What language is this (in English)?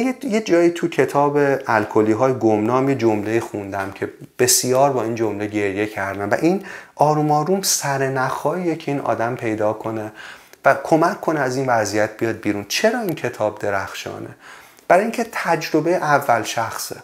Persian